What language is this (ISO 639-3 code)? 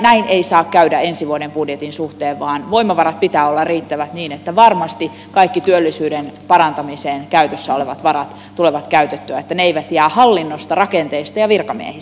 fin